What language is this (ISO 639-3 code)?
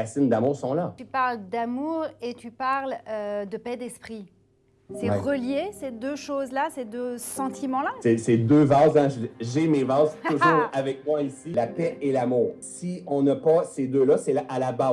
fra